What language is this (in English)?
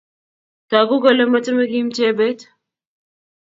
Kalenjin